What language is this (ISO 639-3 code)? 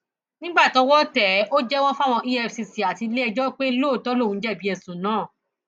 yor